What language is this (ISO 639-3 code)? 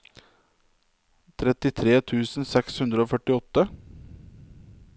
nor